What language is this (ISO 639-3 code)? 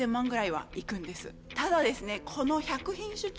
jpn